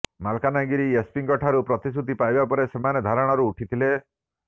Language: Odia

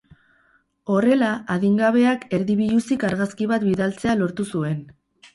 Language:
Basque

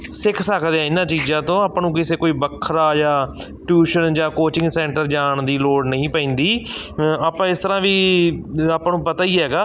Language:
Punjabi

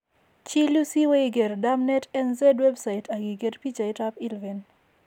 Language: Kalenjin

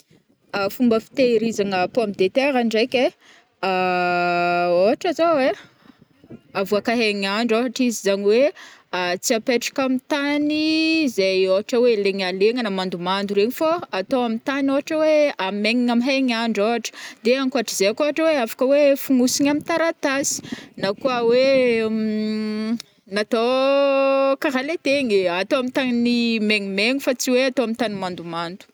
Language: Northern Betsimisaraka Malagasy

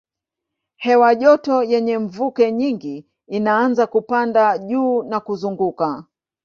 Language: Swahili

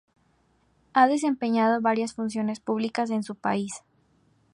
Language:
Spanish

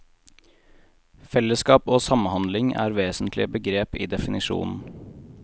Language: Norwegian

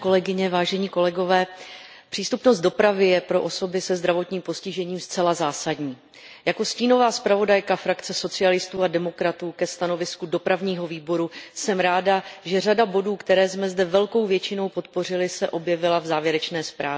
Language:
Czech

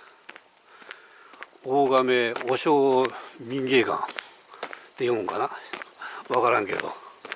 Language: Japanese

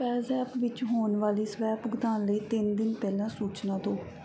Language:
Punjabi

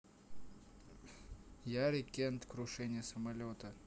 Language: Russian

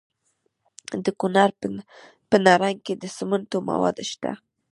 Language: Pashto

